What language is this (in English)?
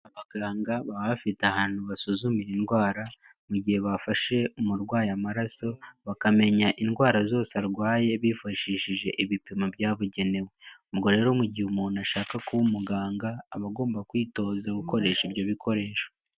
Kinyarwanda